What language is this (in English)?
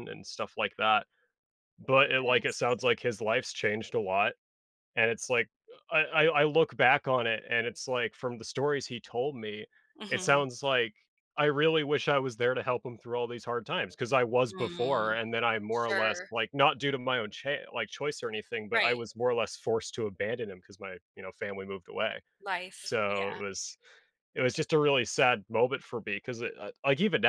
English